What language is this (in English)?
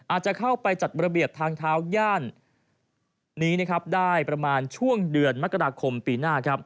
Thai